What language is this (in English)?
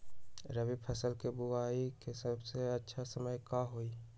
Magahi